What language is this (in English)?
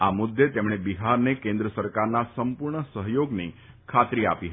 Gujarati